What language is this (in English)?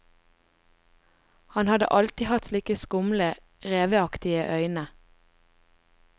Norwegian